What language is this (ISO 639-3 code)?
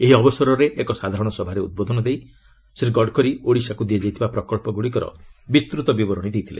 ori